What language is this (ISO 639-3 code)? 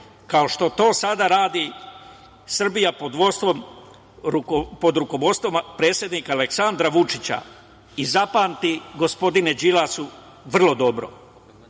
srp